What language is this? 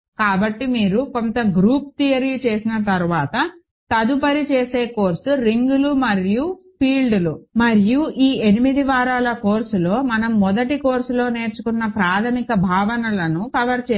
Telugu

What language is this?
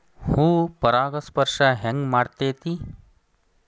Kannada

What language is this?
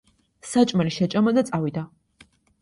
Georgian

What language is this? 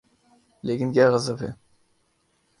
Urdu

